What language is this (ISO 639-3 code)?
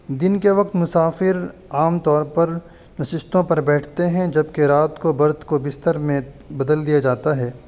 urd